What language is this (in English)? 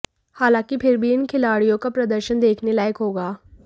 Hindi